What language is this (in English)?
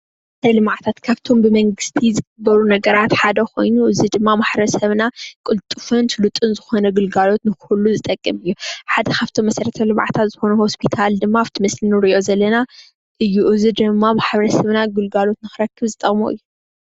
Tigrinya